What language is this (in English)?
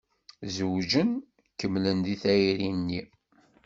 Kabyle